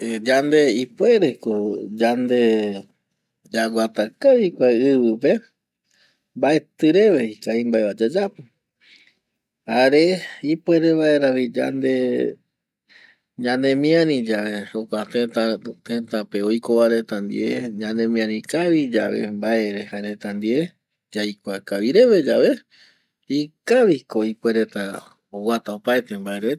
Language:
Eastern Bolivian Guaraní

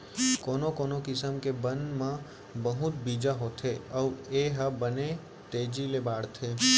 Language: Chhattisgarhi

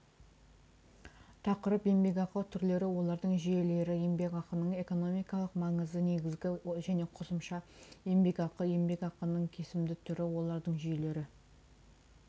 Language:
Kazakh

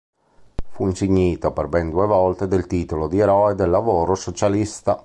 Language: Italian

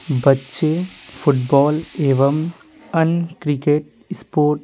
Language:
Hindi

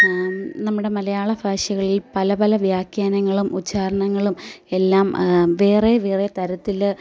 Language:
Malayalam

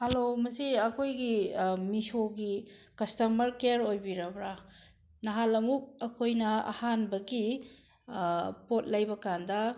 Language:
Manipuri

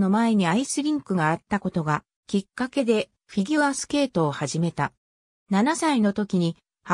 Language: Japanese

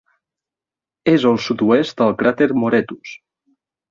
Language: Catalan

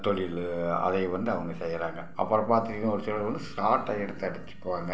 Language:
Tamil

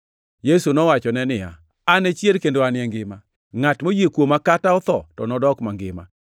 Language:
Luo (Kenya and Tanzania)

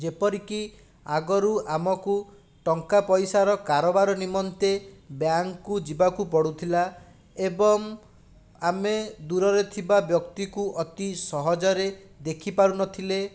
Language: Odia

